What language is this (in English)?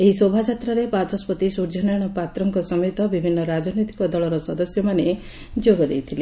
Odia